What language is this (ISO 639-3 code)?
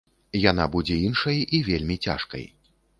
bel